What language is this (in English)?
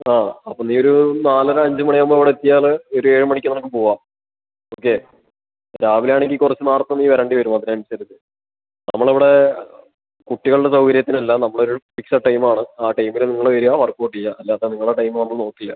Malayalam